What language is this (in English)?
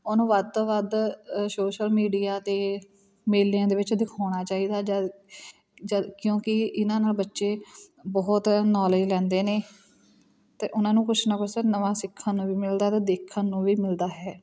Punjabi